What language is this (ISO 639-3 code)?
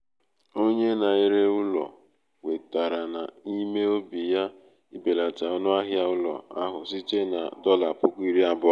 ibo